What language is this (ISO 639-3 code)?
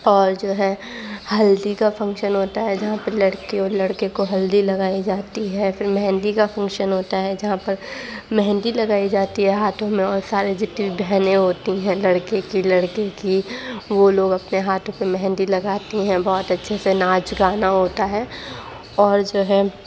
urd